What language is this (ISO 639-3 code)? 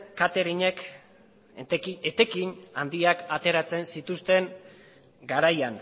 eus